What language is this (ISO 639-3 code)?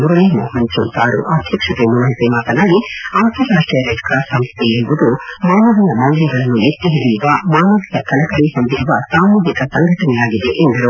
kan